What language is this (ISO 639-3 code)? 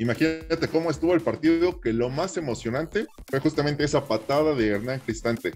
spa